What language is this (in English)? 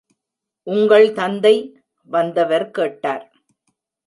Tamil